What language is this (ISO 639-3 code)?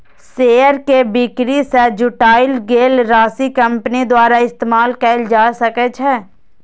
mai